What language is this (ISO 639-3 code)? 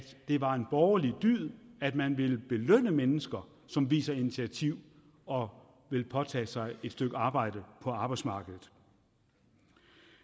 dan